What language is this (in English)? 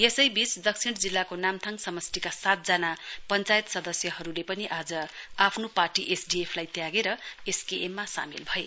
Nepali